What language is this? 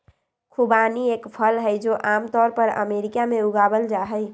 Magahi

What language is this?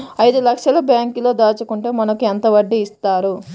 Telugu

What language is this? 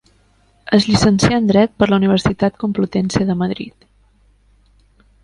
Catalan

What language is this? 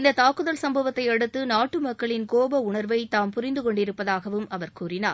Tamil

